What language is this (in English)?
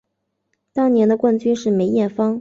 Chinese